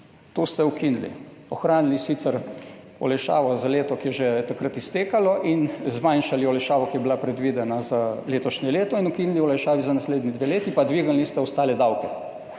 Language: Slovenian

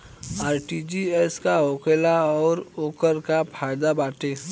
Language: Bhojpuri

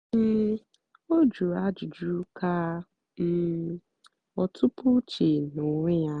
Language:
Igbo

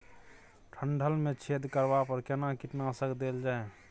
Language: Maithili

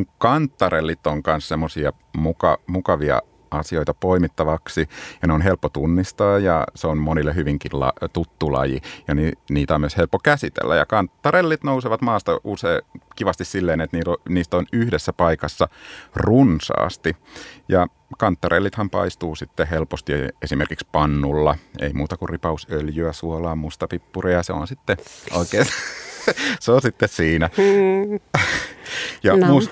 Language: Finnish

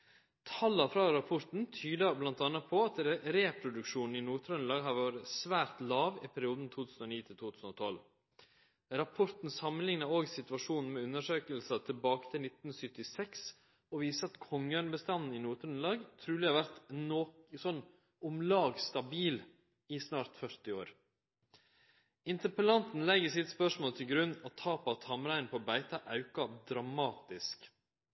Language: Norwegian Nynorsk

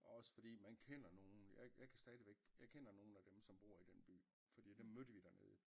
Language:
Danish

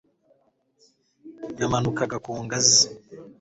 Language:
Kinyarwanda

